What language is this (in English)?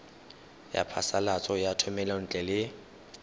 Tswana